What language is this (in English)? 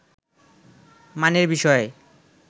Bangla